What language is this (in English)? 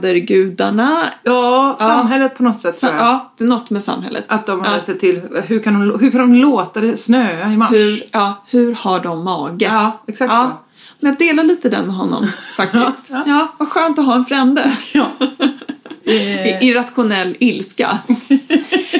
Swedish